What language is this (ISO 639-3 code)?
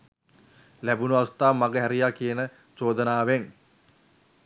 sin